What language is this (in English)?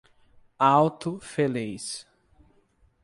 Portuguese